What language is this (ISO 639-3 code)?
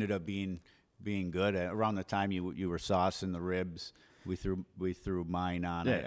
eng